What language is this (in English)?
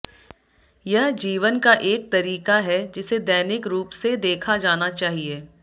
Hindi